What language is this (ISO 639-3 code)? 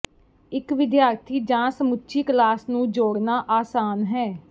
pan